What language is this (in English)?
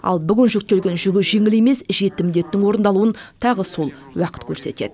Kazakh